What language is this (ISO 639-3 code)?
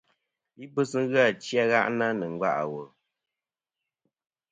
bkm